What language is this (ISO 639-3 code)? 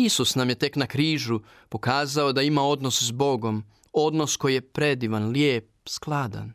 hrv